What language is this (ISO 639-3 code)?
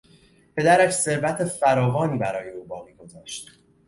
fas